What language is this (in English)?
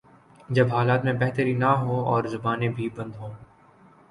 Urdu